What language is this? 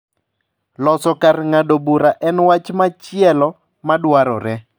Luo (Kenya and Tanzania)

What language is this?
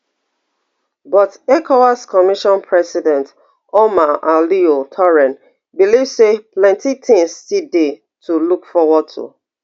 Nigerian Pidgin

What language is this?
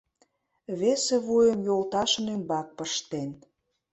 Mari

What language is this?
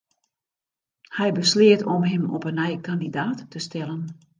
Western Frisian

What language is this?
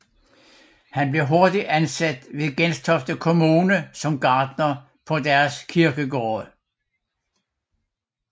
Danish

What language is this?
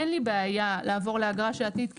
Hebrew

